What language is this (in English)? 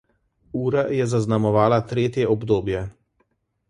Slovenian